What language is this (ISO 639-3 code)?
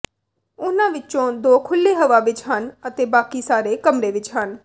pan